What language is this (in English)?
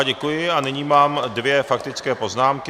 Czech